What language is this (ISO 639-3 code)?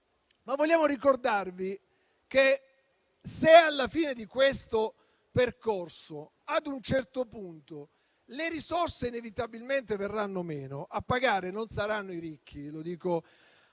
ita